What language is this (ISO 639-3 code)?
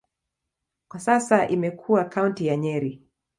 swa